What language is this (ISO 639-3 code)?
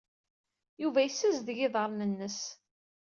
kab